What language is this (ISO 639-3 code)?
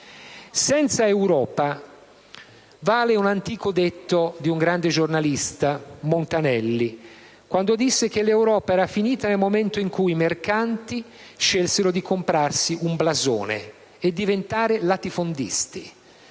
ita